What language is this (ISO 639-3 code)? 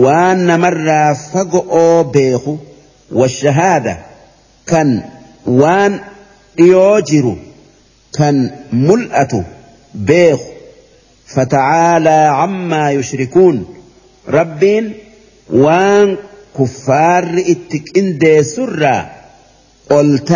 ara